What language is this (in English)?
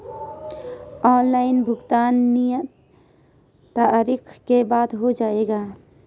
Hindi